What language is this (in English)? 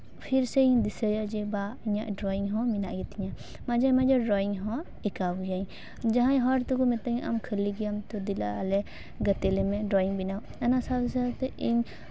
Santali